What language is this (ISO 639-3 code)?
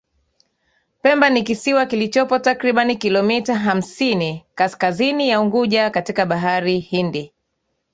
swa